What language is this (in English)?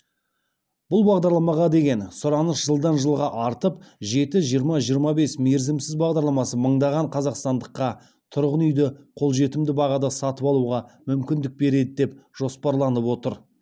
Kazakh